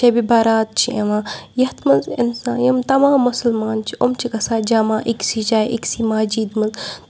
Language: Kashmiri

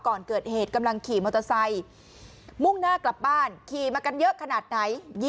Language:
Thai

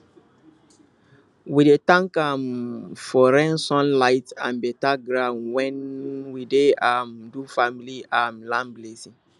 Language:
Nigerian Pidgin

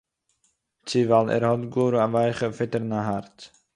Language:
Yiddish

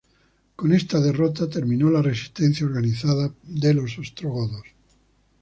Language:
Spanish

